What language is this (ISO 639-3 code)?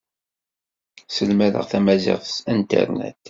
kab